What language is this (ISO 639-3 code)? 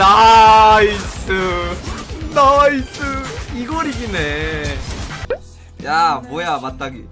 kor